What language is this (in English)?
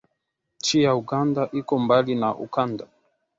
Swahili